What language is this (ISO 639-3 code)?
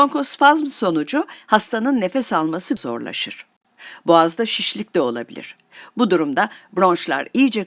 tur